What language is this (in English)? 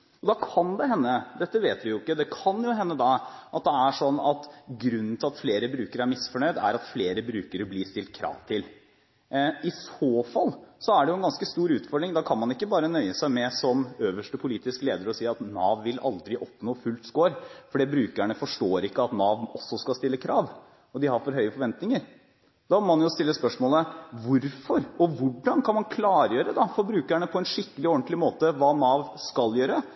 Norwegian Bokmål